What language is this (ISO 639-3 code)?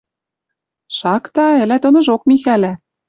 mrj